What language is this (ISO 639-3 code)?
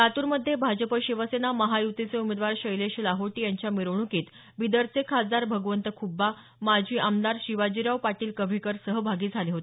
mar